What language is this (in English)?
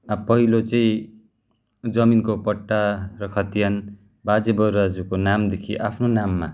Nepali